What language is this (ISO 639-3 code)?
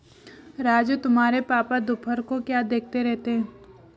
hin